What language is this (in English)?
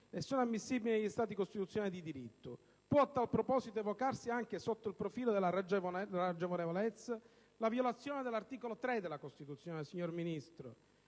Italian